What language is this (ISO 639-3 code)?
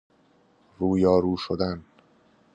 fas